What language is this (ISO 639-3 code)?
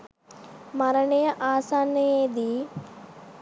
sin